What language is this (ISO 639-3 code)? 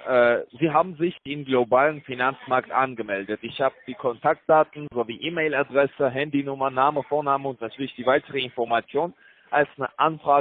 deu